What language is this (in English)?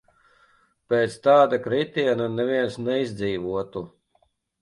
Latvian